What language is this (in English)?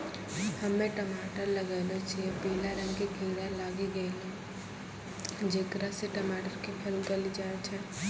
Maithili